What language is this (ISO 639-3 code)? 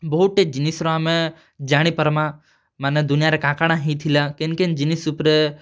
ori